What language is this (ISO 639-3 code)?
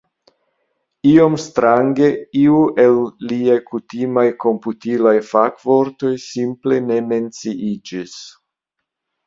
epo